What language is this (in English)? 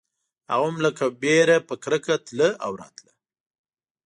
Pashto